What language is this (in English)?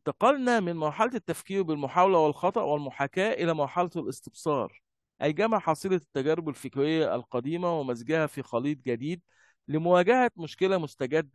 Arabic